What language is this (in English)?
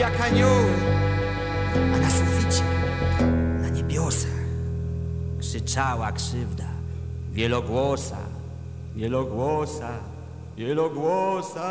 Polish